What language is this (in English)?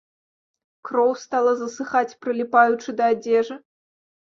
Belarusian